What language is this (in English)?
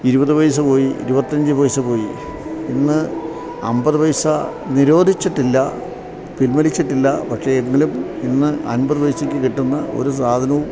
Malayalam